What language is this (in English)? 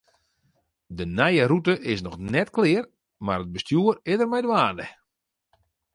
Western Frisian